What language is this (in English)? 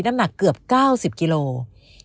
Thai